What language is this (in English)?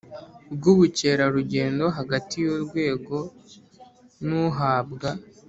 Kinyarwanda